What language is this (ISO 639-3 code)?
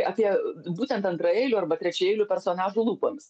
lit